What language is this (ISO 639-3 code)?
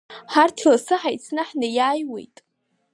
abk